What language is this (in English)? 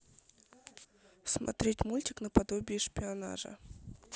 Russian